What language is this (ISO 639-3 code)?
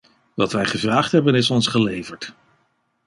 nld